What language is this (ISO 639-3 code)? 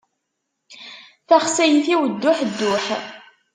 kab